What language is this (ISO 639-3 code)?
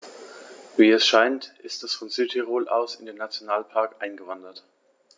deu